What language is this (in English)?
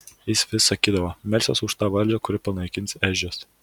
Lithuanian